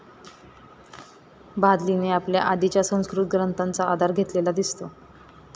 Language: Marathi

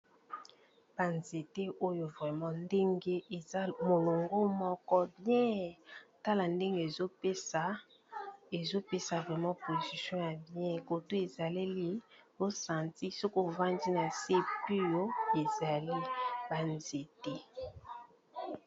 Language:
Lingala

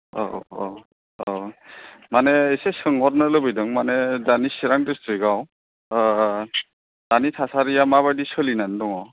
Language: Bodo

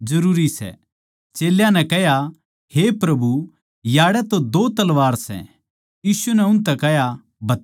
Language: Haryanvi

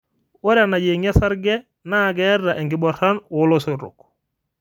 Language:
Masai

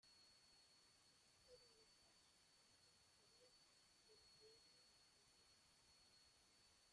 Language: Spanish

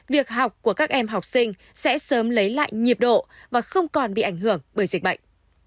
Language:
Vietnamese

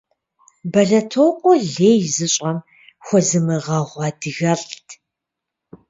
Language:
Kabardian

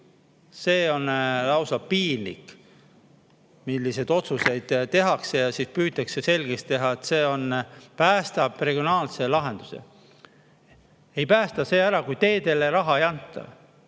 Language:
Estonian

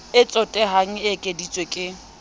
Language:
Southern Sotho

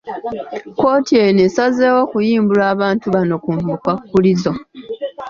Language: Ganda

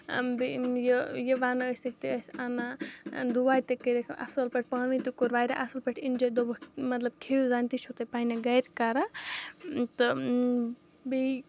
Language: Kashmiri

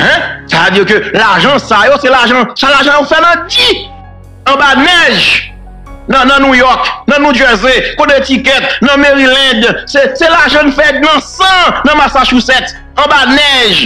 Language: French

